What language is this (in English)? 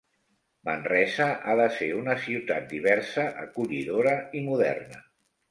Catalan